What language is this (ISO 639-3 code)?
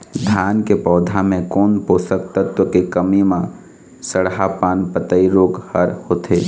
hne